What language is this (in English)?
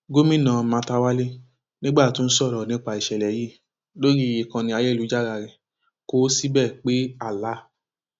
Yoruba